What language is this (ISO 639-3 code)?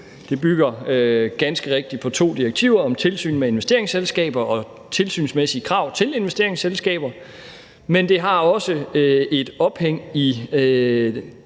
dan